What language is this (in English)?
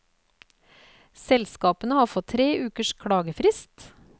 Norwegian